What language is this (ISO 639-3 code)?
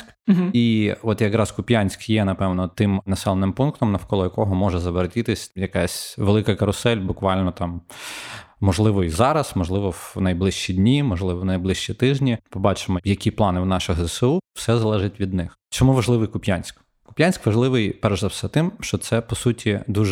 ukr